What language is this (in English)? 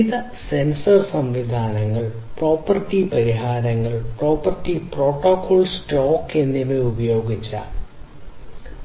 Malayalam